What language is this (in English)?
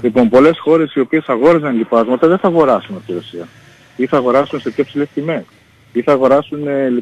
Greek